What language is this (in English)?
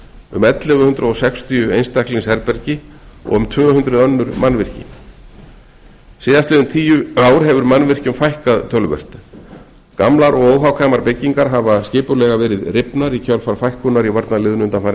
Icelandic